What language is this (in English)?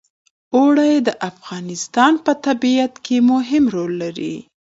Pashto